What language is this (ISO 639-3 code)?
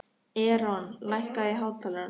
isl